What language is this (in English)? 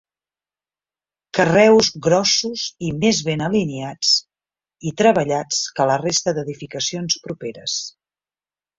Catalan